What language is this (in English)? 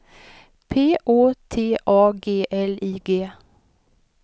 Swedish